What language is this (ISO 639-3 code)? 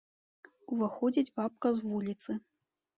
bel